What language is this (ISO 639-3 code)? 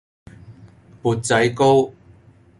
yue